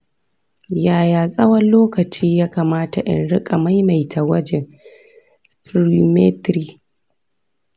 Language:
Hausa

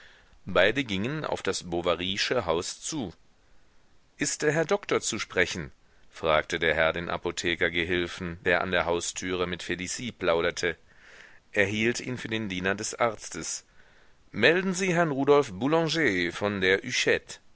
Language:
German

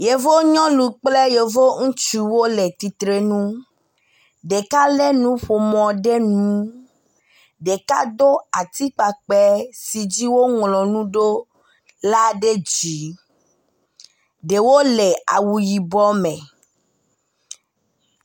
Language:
Ewe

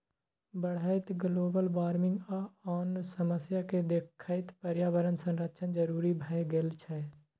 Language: Maithili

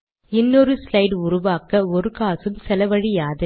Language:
Tamil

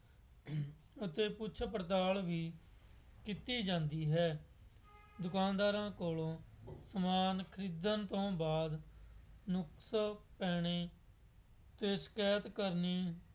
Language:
Punjabi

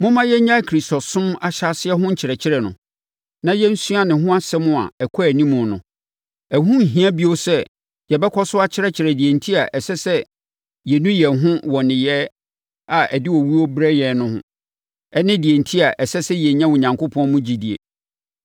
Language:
Akan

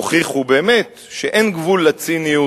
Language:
Hebrew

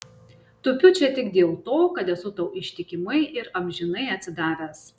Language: Lithuanian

